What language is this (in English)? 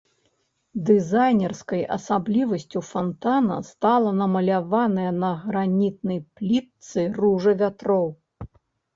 Belarusian